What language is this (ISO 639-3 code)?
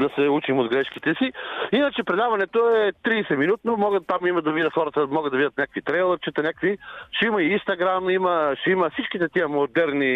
bul